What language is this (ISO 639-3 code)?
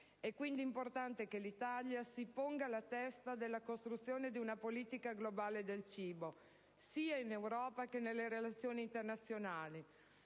ita